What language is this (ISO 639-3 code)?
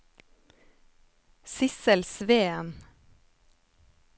nor